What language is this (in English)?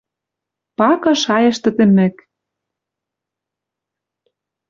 Western Mari